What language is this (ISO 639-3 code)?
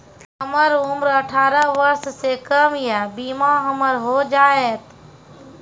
mai